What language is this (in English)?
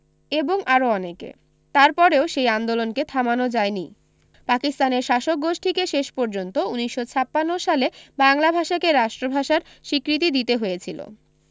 Bangla